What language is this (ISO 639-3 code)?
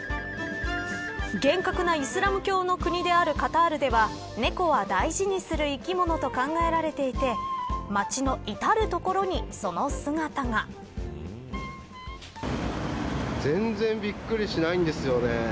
jpn